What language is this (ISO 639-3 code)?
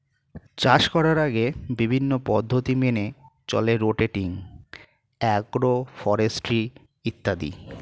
ben